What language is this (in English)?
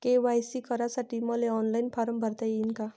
Marathi